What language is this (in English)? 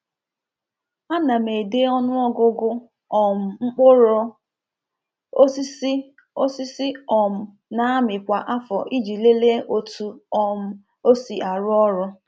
Igbo